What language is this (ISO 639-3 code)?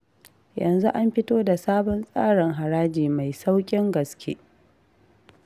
hau